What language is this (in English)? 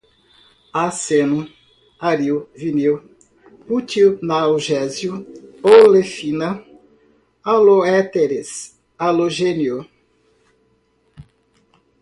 Portuguese